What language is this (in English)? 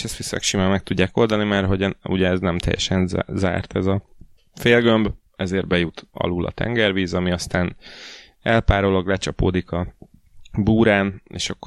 Hungarian